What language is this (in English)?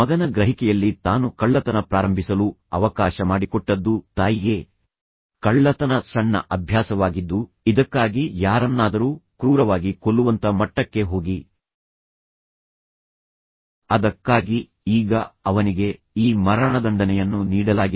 Kannada